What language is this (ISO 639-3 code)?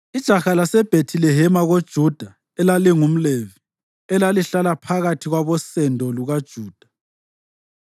nde